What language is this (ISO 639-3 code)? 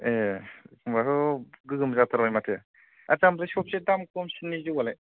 brx